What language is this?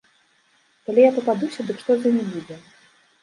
Belarusian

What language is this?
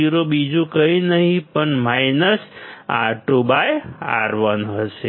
Gujarati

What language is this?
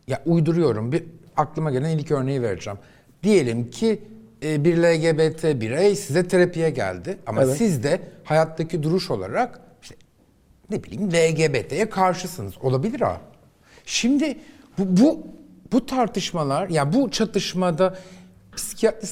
Turkish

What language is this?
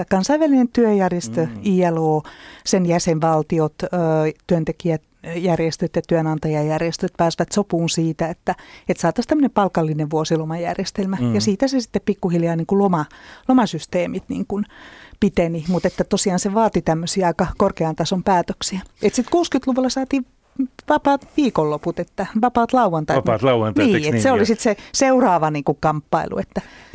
Finnish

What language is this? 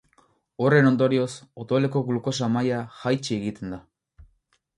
Basque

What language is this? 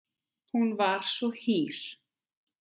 Icelandic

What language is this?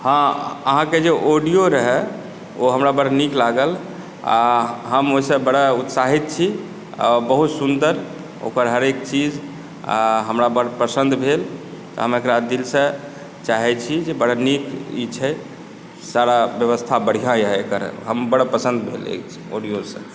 Maithili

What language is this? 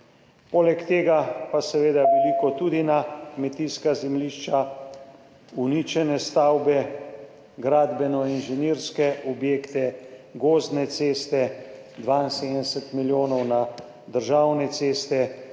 Slovenian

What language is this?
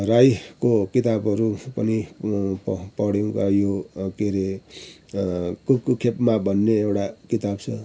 Nepali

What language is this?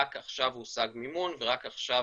Hebrew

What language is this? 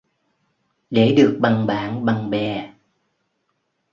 Vietnamese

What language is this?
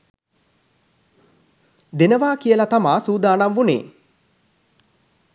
Sinhala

